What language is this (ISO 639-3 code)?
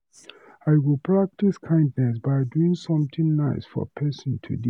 pcm